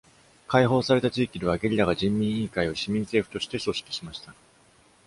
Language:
Japanese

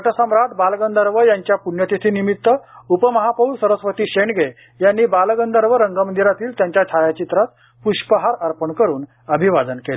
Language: Marathi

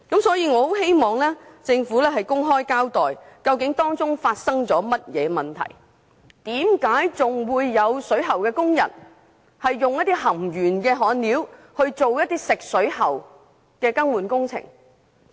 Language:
Cantonese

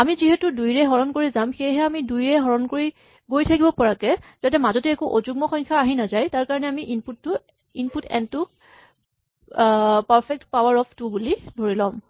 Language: Assamese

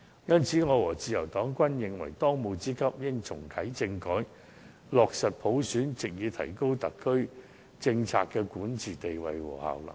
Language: Cantonese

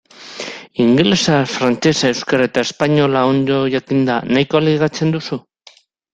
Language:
Basque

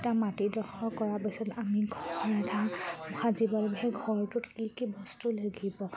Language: Assamese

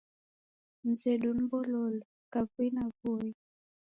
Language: Taita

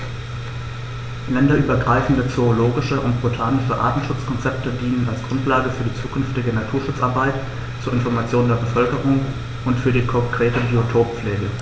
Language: German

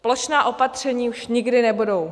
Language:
Czech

